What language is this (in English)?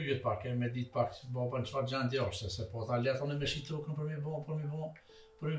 Romanian